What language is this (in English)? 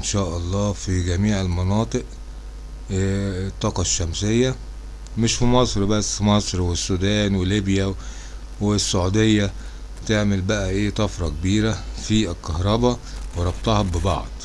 Arabic